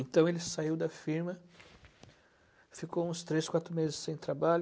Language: Portuguese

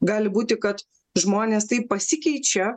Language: Lithuanian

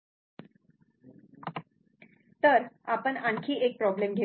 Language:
Marathi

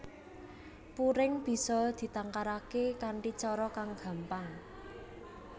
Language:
Javanese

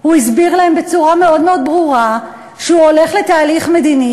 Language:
Hebrew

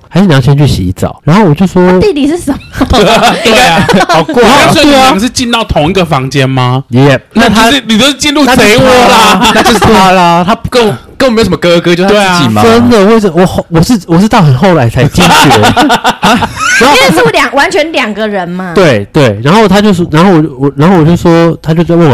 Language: Chinese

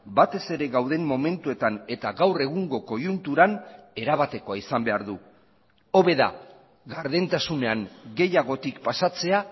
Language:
Basque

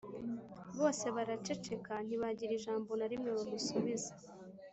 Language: Kinyarwanda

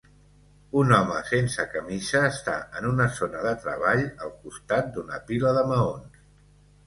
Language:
Catalan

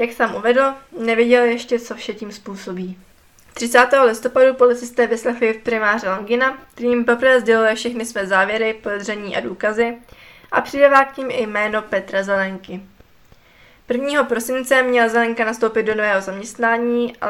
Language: Czech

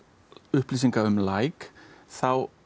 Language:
Icelandic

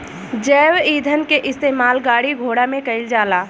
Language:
Bhojpuri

